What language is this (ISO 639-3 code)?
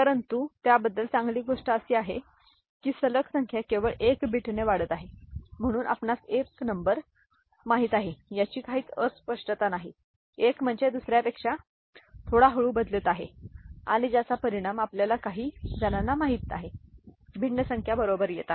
mar